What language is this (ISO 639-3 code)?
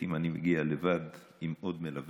heb